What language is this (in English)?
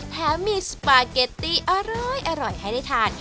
Thai